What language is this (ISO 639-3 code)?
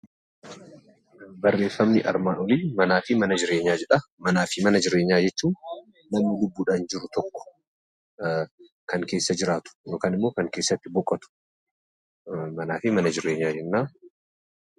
orm